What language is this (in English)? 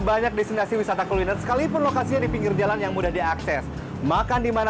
Indonesian